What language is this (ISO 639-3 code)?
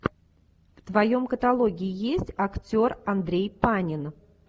rus